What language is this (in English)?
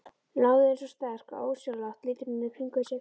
Icelandic